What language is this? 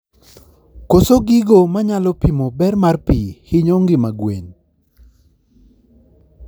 Luo (Kenya and Tanzania)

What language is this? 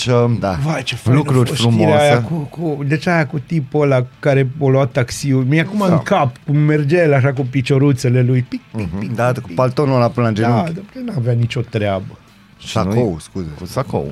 Romanian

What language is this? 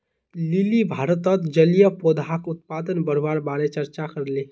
Magahi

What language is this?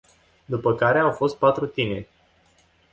Romanian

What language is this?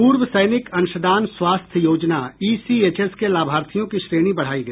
Hindi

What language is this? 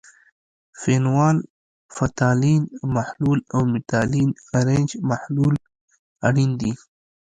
Pashto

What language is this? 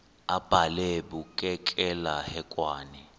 Xhosa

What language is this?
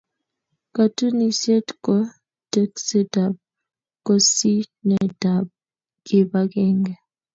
Kalenjin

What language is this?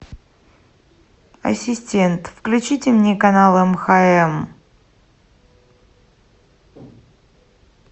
Russian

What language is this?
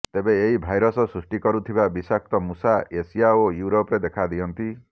Odia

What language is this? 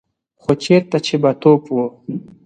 Pashto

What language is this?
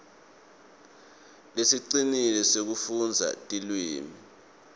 Swati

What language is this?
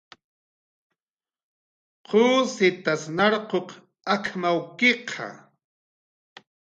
Jaqaru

